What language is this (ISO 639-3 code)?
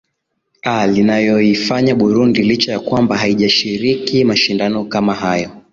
swa